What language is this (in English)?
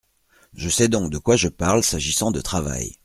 French